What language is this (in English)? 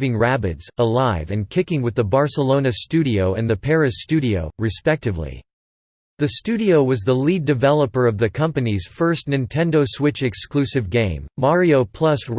English